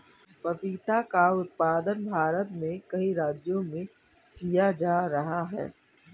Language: Hindi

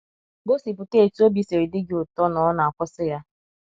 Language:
Igbo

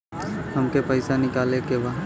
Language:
Bhojpuri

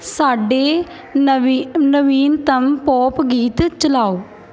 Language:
Punjabi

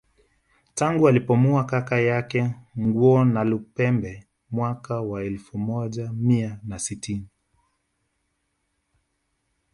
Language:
Swahili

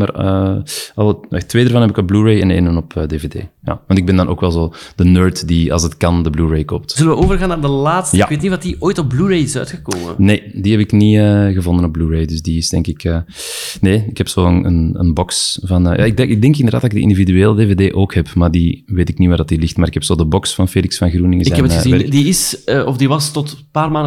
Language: Dutch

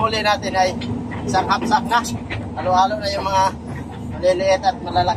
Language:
Filipino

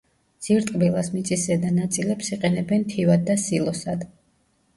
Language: Georgian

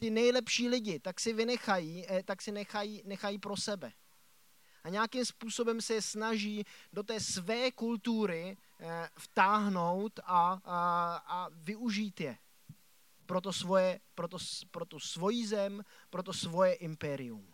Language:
Czech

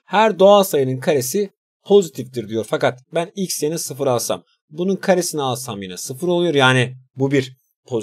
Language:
Turkish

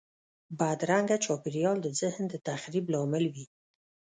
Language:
Pashto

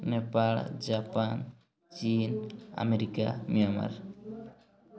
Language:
Odia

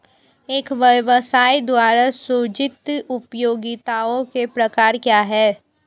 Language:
Hindi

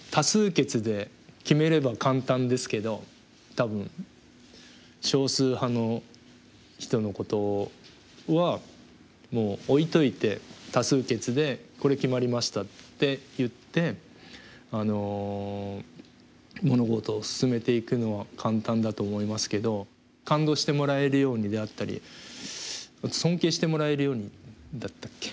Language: Japanese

